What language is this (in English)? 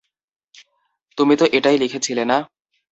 Bangla